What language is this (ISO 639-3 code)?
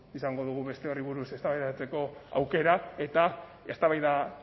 eus